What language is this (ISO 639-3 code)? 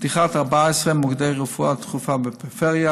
heb